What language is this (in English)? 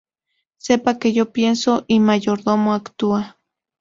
Spanish